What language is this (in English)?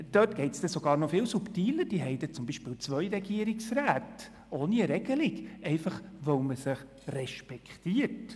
Swiss German